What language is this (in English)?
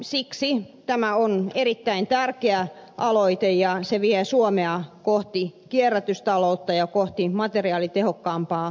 Finnish